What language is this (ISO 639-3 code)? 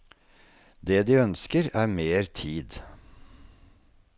nor